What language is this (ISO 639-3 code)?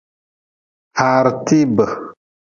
nmz